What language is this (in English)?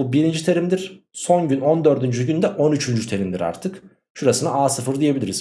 Turkish